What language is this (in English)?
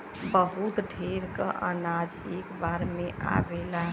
Bhojpuri